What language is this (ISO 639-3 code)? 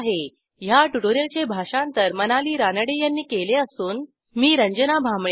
mar